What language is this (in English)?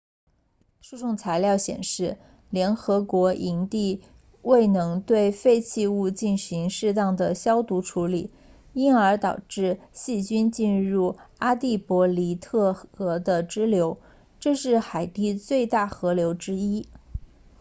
Chinese